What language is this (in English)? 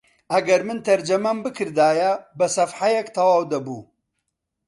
Central Kurdish